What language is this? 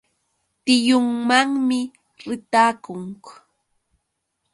Yauyos Quechua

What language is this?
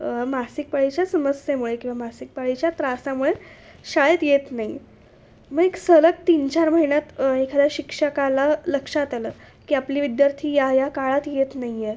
Marathi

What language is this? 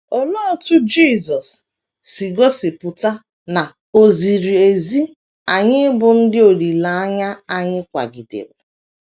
Igbo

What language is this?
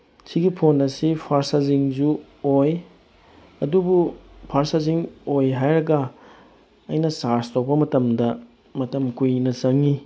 Manipuri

